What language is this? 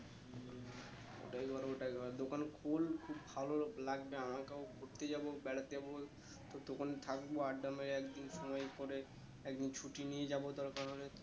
Bangla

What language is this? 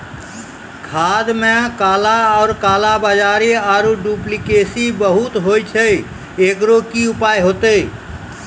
Maithili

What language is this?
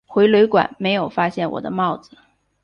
Chinese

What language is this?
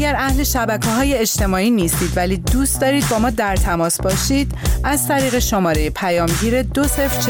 Persian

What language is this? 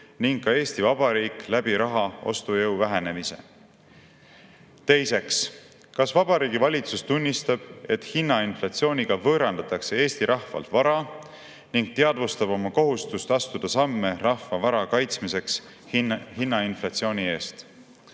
Estonian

